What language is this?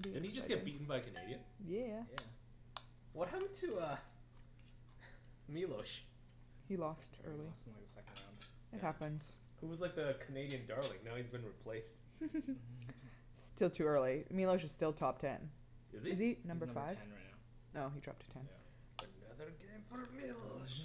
English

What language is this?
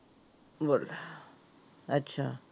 Punjabi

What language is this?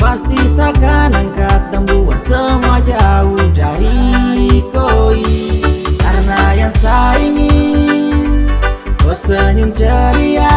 Indonesian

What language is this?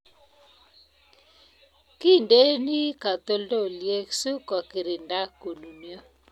Kalenjin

